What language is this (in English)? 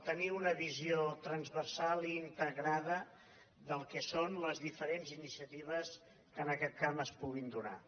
Catalan